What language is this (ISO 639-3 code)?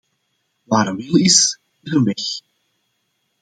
nld